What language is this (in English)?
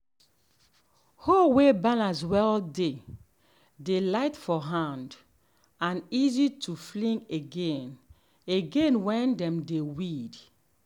Nigerian Pidgin